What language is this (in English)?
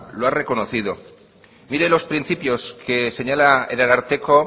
Spanish